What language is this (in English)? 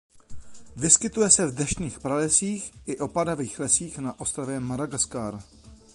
Czech